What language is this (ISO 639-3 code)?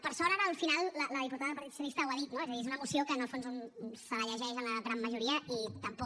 cat